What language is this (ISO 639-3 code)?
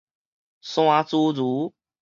nan